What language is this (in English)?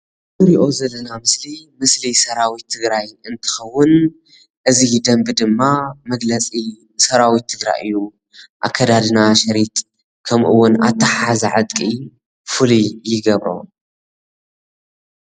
Tigrinya